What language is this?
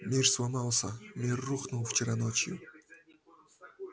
Russian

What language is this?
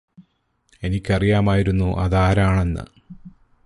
Malayalam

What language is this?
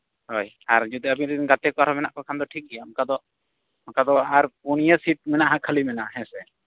Santali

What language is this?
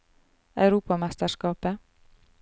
Norwegian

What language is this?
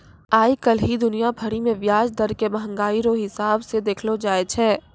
Maithili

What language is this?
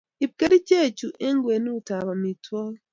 Kalenjin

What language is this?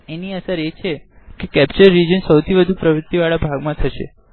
Gujarati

